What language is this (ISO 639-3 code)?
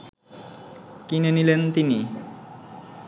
ben